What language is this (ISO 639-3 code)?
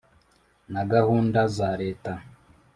kin